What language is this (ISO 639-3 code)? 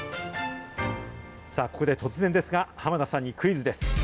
jpn